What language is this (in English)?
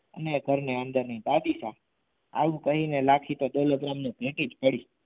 Gujarati